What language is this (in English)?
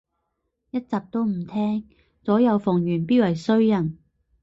Cantonese